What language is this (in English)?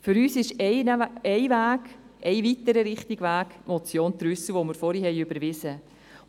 Swiss German